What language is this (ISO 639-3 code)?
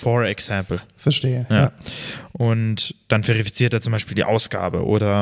deu